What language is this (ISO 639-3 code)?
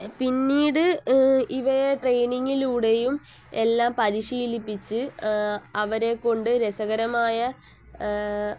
mal